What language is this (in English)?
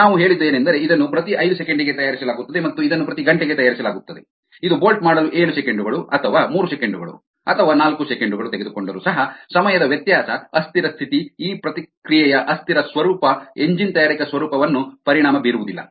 Kannada